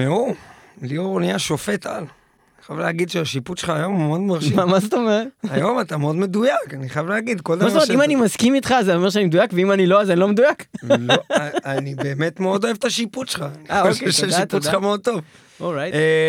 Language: Hebrew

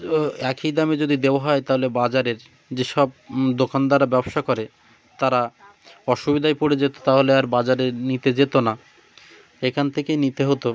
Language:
Bangla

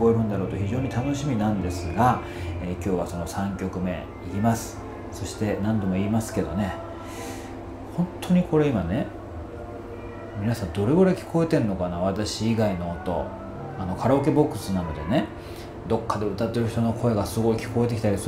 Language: Japanese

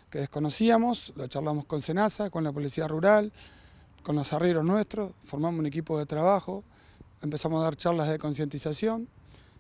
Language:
Spanish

